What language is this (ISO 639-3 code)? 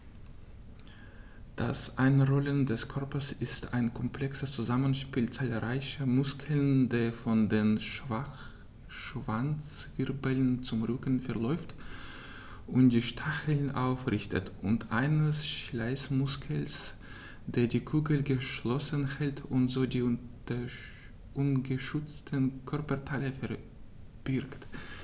deu